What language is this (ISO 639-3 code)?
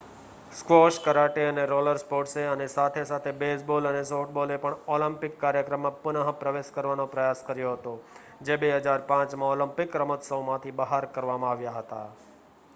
guj